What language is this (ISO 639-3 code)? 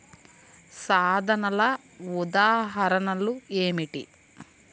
tel